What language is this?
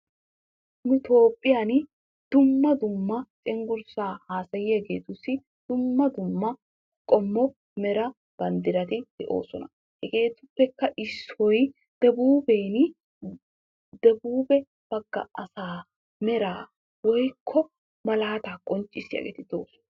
Wolaytta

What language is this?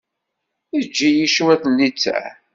Kabyle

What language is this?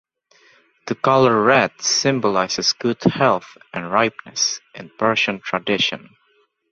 English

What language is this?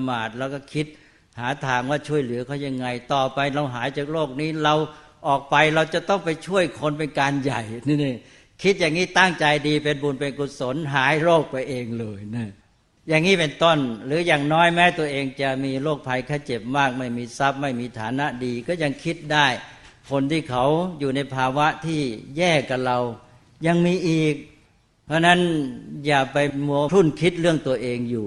Thai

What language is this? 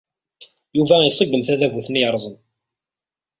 Kabyle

